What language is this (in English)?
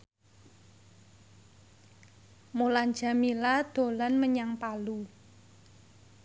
Javanese